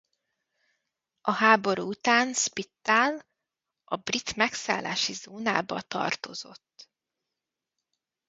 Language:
Hungarian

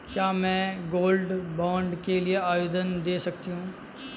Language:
Hindi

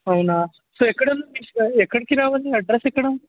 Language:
Telugu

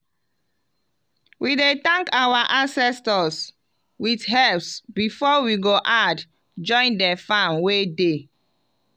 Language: Nigerian Pidgin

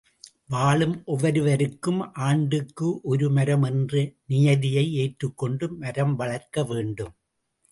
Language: Tamil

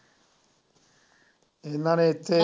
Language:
Punjabi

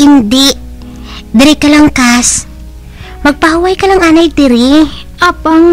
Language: Filipino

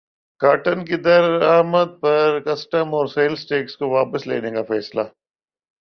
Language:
Urdu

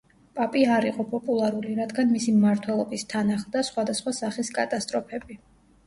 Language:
Georgian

